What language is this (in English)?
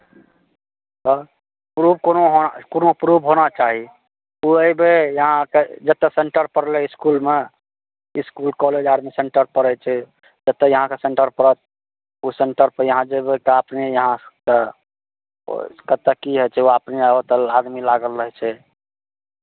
Maithili